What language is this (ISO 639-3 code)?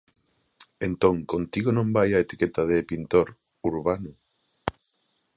glg